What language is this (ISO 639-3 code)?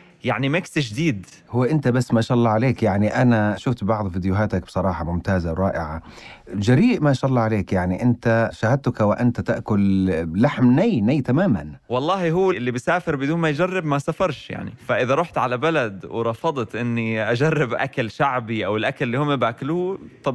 ara